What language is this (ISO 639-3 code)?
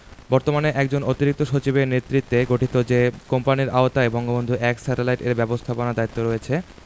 ben